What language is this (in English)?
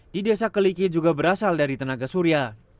Indonesian